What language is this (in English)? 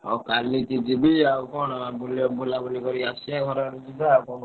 Odia